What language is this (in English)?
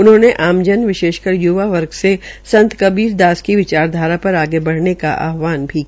Hindi